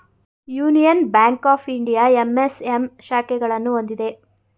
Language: Kannada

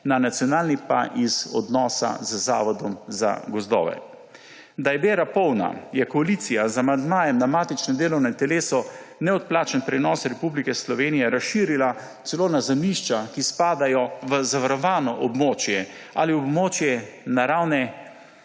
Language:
Slovenian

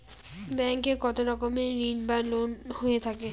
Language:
Bangla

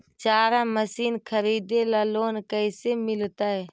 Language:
Magahi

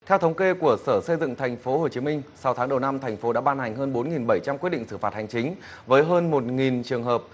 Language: Vietnamese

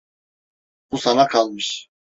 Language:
Turkish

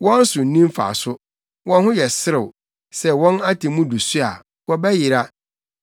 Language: Akan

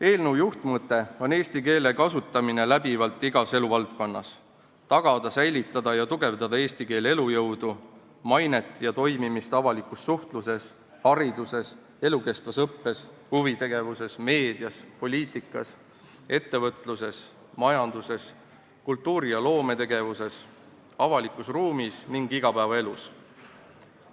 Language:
Estonian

